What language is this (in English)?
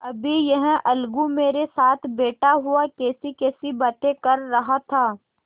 Hindi